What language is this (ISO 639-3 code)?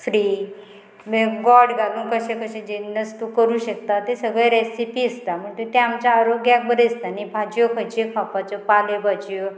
kok